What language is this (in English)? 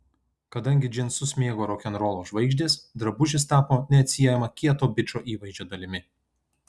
Lithuanian